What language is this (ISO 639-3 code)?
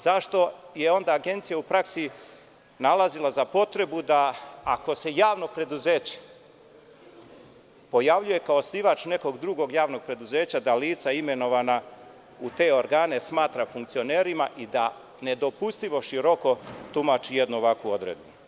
srp